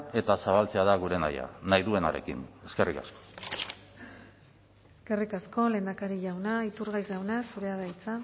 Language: Basque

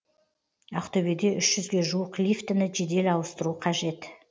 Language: Kazakh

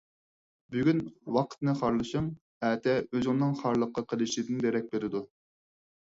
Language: Uyghur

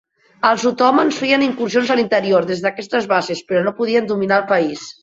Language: Catalan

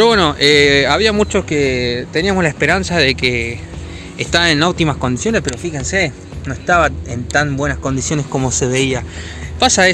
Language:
Spanish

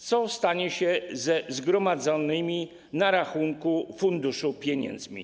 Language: Polish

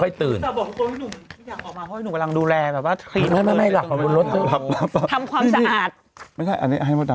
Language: Thai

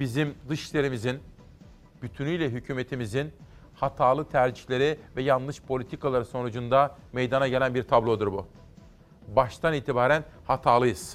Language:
Turkish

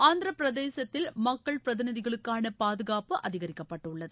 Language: Tamil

